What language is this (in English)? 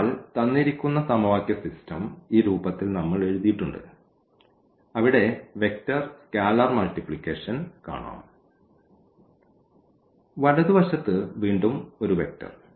Malayalam